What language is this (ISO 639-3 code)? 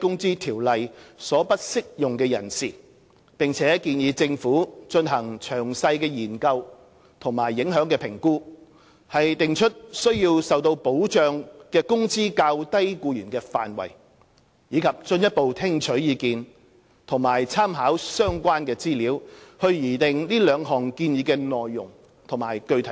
yue